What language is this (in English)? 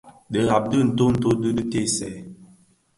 Bafia